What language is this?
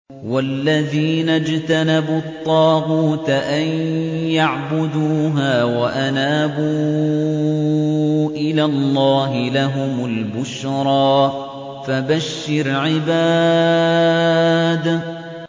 Arabic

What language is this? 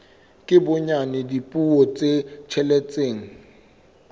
Southern Sotho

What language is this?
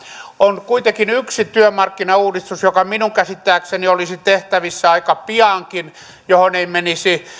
Finnish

